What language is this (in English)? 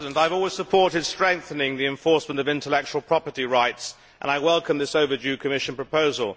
English